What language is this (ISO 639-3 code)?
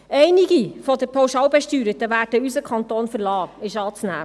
gsw